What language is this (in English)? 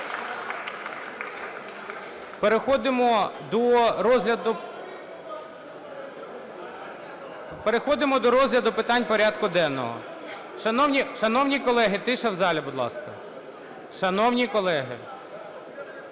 Ukrainian